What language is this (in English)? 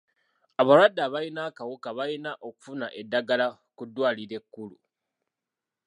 Ganda